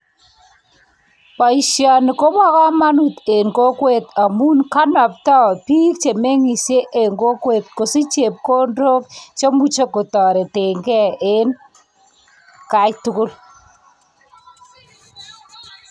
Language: Kalenjin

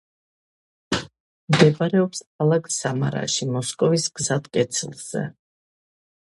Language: Georgian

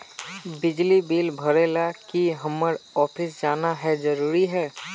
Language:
Magahi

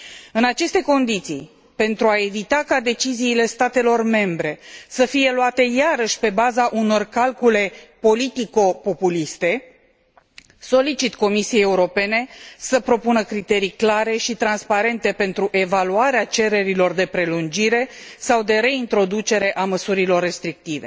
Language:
Romanian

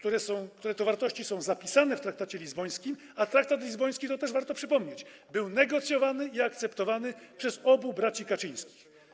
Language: Polish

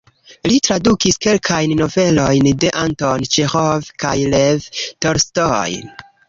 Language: Esperanto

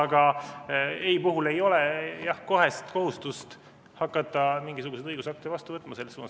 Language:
Estonian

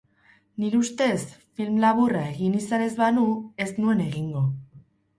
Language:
Basque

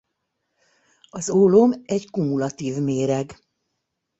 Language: Hungarian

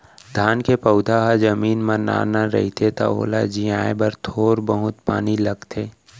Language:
Chhattisgarhi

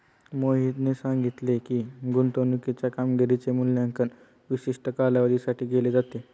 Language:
Marathi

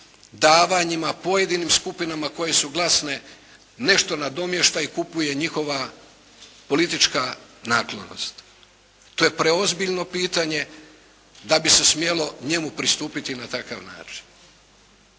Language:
Croatian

